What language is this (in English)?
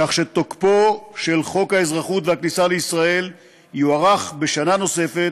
Hebrew